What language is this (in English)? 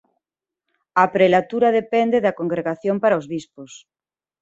Galician